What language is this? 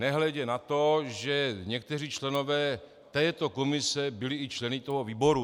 Czech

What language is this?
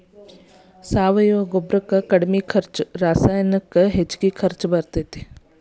Kannada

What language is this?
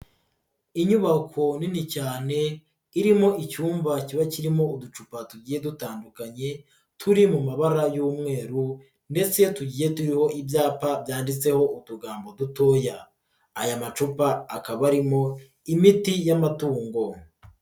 Kinyarwanda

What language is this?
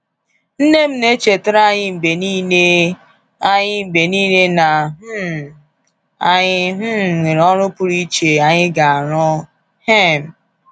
Igbo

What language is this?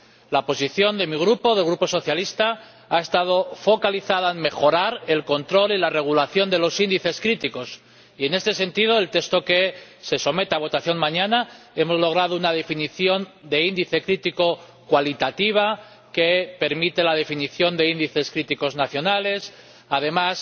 Spanish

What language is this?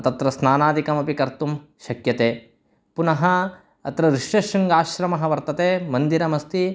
Sanskrit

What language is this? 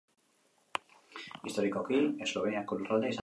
Basque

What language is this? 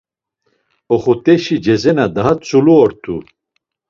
Laz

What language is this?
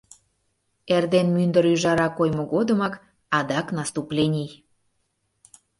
Mari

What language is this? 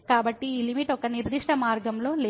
Telugu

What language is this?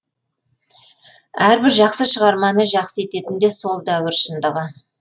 Kazakh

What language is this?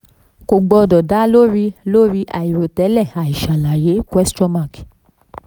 Yoruba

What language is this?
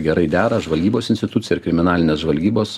Lithuanian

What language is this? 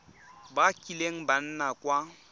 Tswana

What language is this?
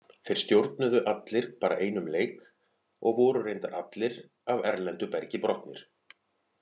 Icelandic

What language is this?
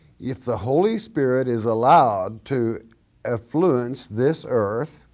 English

